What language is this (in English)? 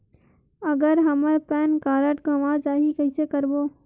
Chhattisgarhi